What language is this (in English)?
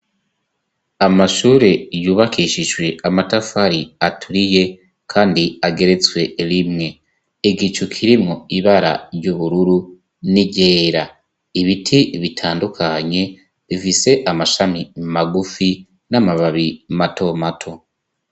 Rundi